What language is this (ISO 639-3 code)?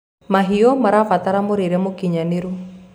kik